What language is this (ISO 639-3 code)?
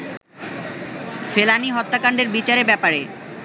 ben